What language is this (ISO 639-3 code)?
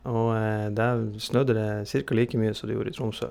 nor